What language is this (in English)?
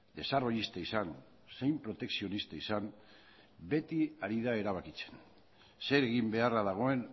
Basque